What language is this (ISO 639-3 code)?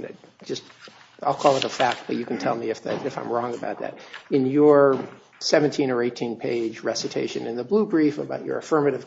eng